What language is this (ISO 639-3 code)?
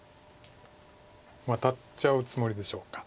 jpn